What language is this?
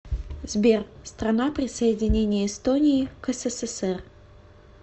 Russian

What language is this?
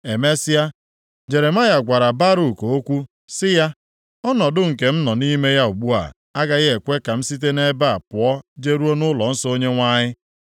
Igbo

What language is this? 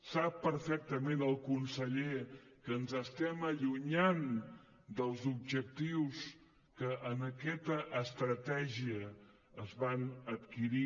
Catalan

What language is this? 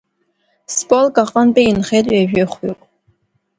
Abkhazian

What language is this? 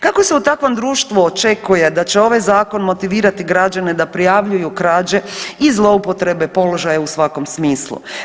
Croatian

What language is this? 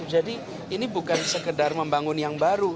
Indonesian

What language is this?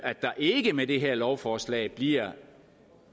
Danish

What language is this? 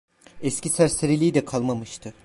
Turkish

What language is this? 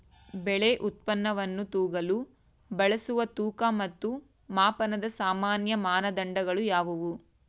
Kannada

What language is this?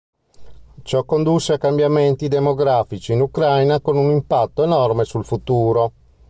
Italian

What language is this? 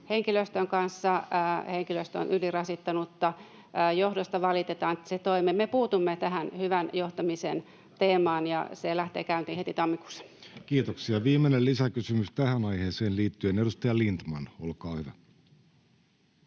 Finnish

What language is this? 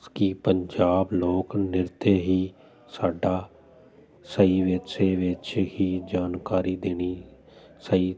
Punjabi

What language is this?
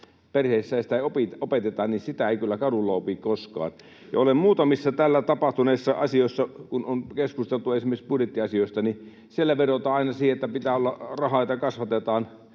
Finnish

